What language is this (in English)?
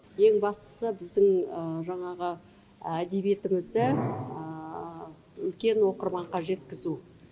Kazakh